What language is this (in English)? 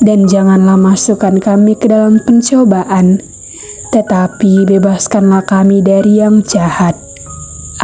Indonesian